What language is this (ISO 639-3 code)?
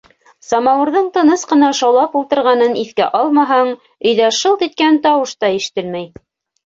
bak